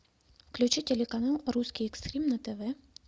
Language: Russian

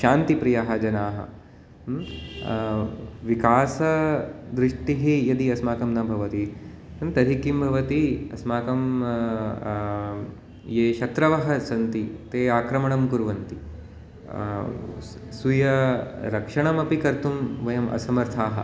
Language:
Sanskrit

